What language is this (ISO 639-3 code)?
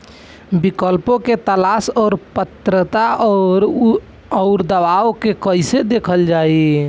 bho